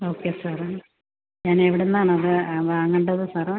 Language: Malayalam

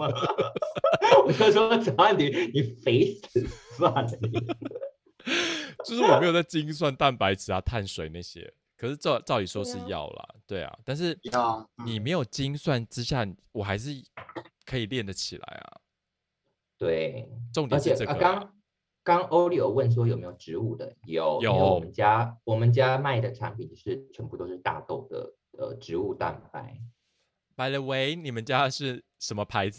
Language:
Chinese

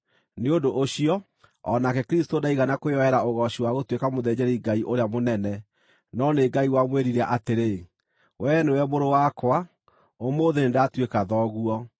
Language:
Kikuyu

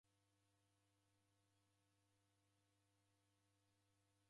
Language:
Taita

